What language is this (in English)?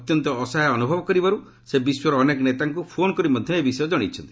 Odia